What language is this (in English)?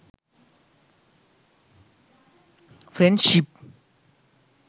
Sinhala